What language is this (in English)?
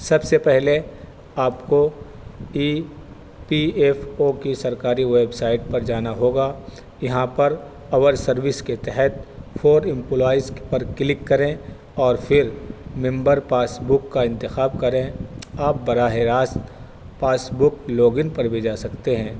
Urdu